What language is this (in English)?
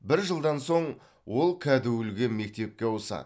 Kazakh